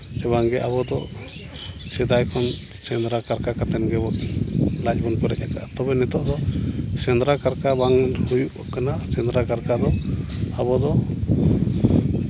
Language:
Santali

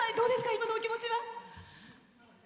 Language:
Japanese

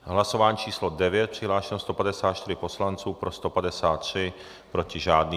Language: Czech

